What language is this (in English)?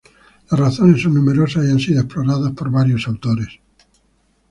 Spanish